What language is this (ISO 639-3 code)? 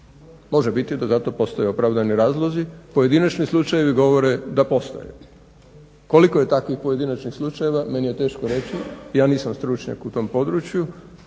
hrv